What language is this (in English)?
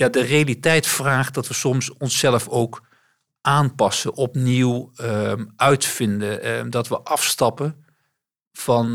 Dutch